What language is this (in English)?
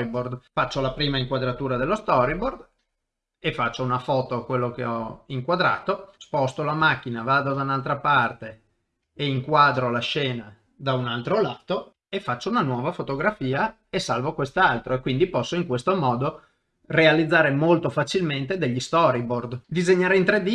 Italian